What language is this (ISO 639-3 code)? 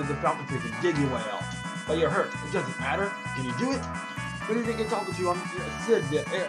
eng